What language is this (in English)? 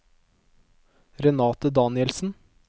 Norwegian